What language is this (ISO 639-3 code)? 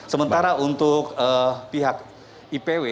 ind